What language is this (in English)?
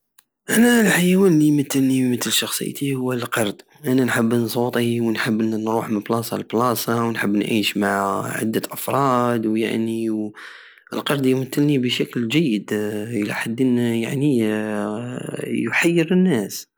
Algerian Saharan Arabic